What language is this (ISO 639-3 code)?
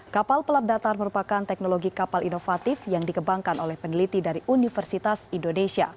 ind